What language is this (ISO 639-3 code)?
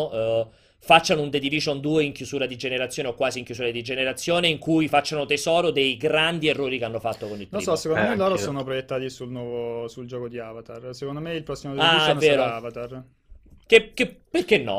ita